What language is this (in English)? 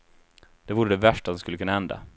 Swedish